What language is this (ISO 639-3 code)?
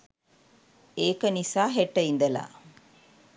sin